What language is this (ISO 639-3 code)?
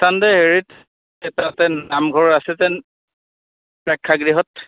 asm